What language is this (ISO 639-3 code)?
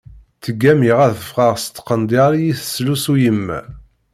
kab